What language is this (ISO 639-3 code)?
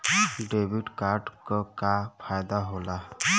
bho